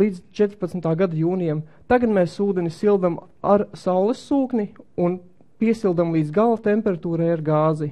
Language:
Latvian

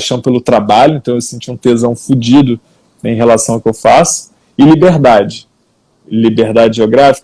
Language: Portuguese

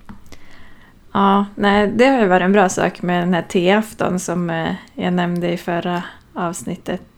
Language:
Swedish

